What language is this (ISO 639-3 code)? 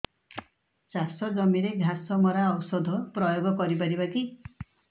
ori